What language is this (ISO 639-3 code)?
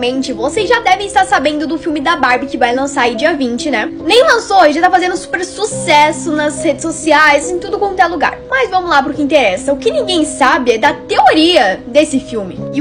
por